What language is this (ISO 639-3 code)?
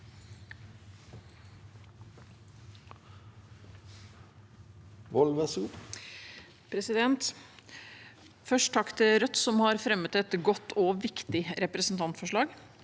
nor